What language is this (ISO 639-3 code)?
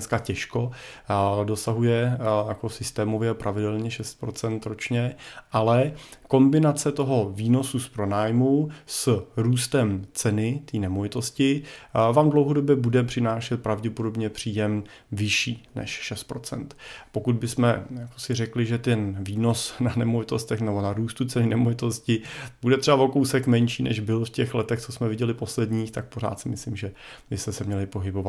ces